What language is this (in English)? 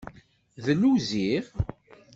Kabyle